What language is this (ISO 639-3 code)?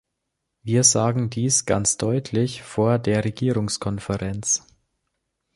deu